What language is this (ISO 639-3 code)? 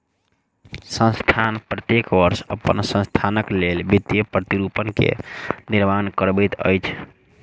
mai